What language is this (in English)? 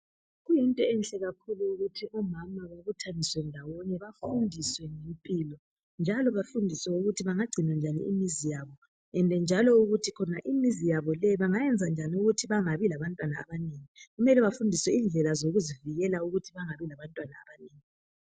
North Ndebele